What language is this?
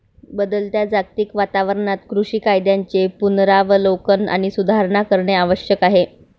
Marathi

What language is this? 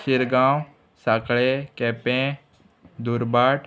Konkani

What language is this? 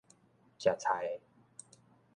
Min Nan Chinese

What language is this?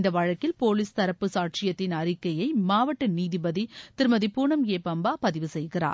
Tamil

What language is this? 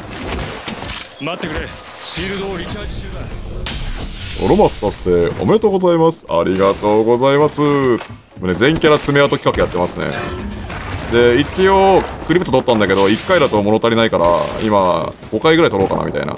Japanese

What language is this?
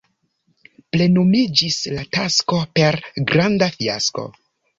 Esperanto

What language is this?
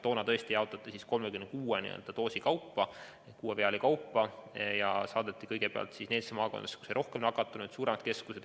Estonian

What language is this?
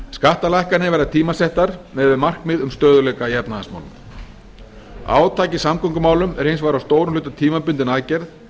Icelandic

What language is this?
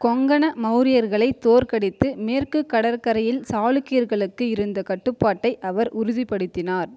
Tamil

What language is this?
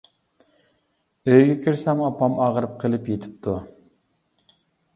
Uyghur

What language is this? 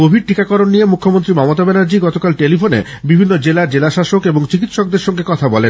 Bangla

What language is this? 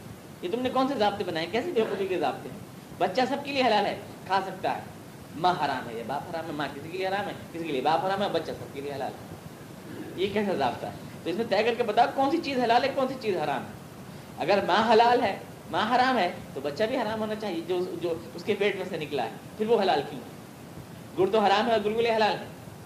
Urdu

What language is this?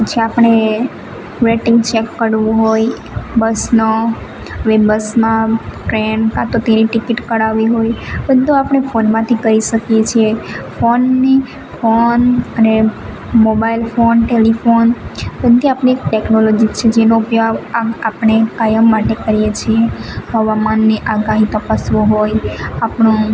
Gujarati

